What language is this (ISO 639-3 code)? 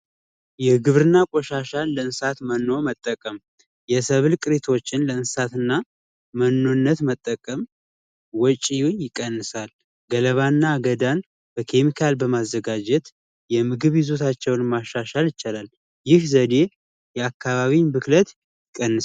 amh